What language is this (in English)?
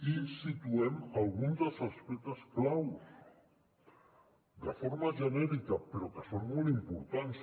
Catalan